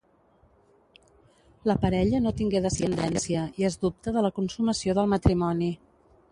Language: Catalan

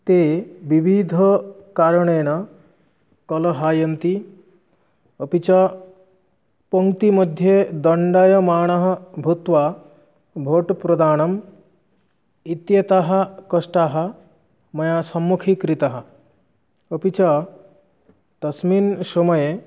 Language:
Sanskrit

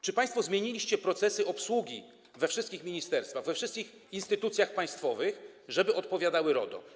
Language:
Polish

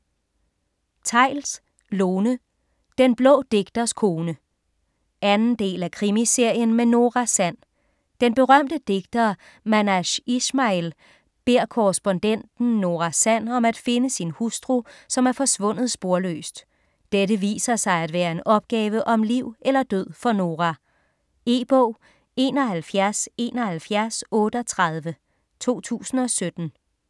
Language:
Danish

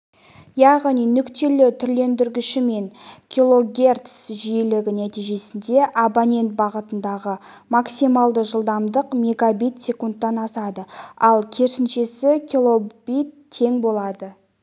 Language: Kazakh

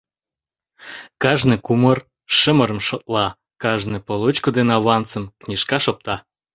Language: Mari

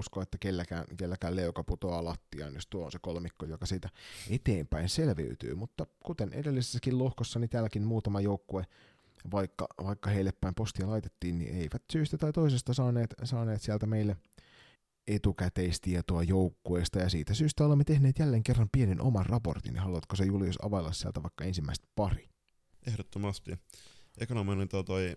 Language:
Finnish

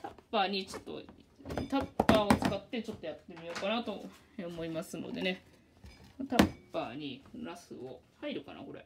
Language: Japanese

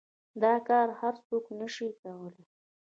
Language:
Pashto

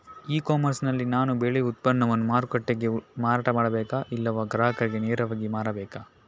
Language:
Kannada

